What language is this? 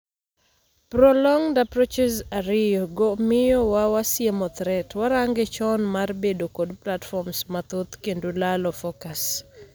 Luo (Kenya and Tanzania)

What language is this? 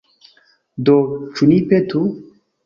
Esperanto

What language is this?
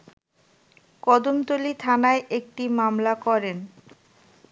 Bangla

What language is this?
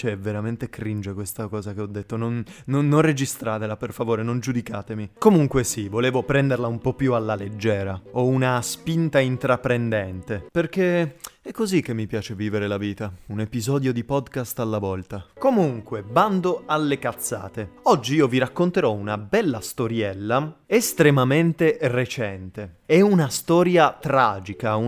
Italian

